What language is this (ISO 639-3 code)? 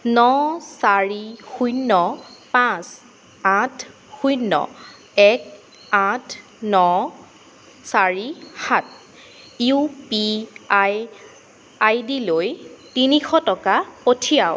asm